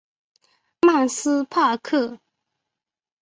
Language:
Chinese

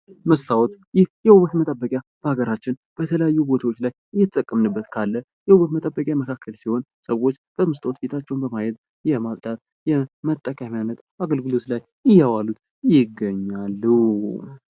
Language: Amharic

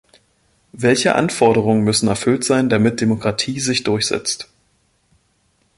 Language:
German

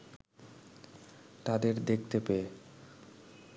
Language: Bangla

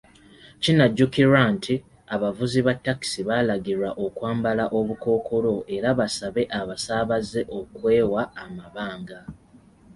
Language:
Ganda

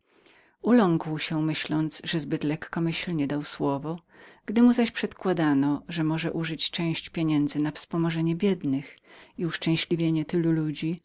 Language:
Polish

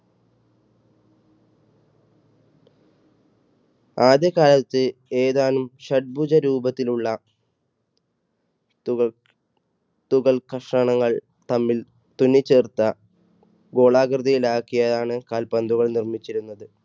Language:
Malayalam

